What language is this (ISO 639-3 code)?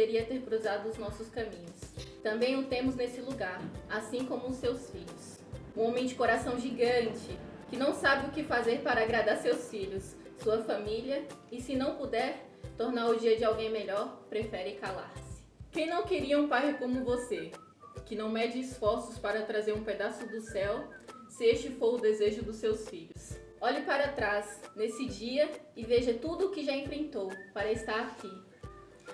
por